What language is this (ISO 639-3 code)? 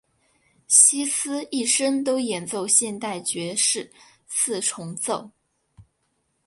zho